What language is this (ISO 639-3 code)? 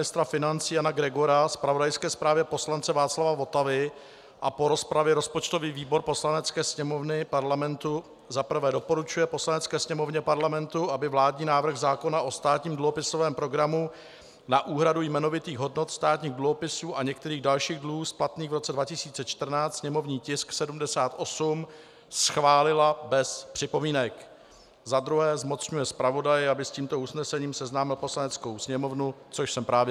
ces